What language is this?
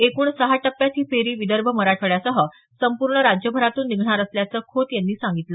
Marathi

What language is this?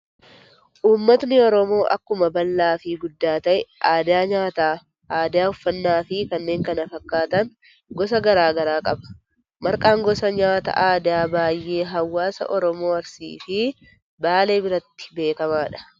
Oromo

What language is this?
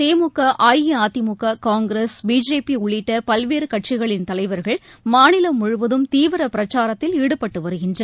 Tamil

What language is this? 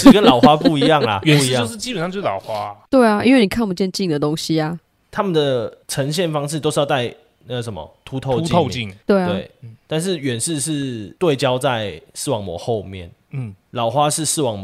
Chinese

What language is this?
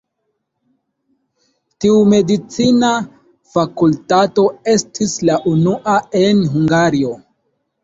Esperanto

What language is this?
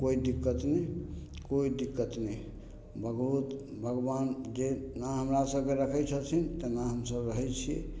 Maithili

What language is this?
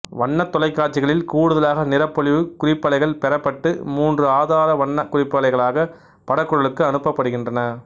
Tamil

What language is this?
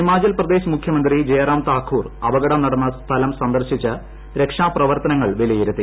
Malayalam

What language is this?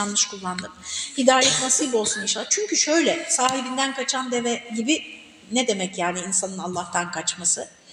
Turkish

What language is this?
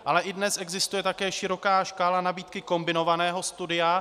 Czech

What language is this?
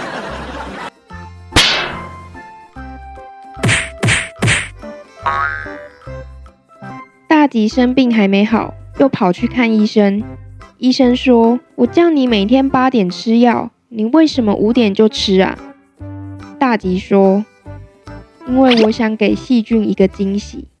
Chinese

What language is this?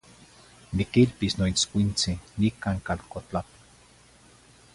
Zacatlán-Ahuacatlán-Tepetzintla Nahuatl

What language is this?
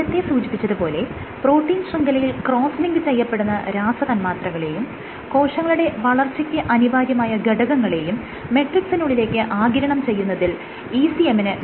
Malayalam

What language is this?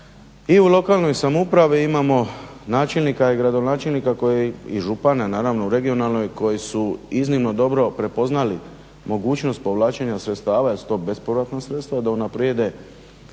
Croatian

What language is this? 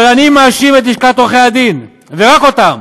Hebrew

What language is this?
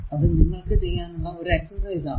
Malayalam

